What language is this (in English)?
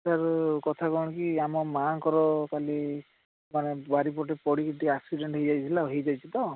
Odia